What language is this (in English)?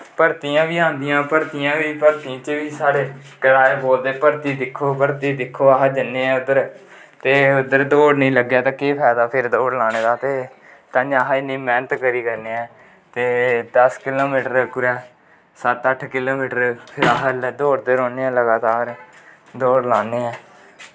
Dogri